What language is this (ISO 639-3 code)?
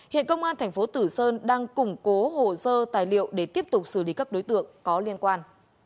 vie